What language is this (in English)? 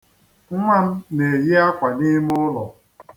Igbo